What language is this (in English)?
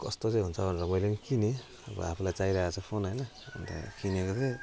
Nepali